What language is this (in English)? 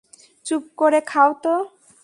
Bangla